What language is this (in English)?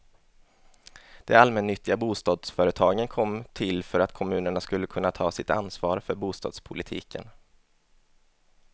Swedish